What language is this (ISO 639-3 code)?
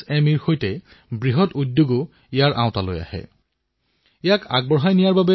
asm